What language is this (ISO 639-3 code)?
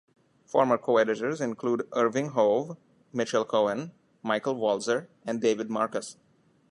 eng